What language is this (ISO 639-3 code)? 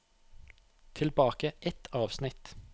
nor